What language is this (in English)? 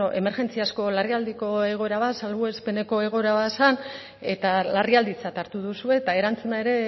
Basque